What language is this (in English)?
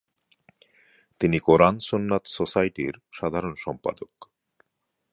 Bangla